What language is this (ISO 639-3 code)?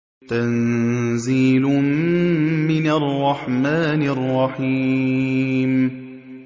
ara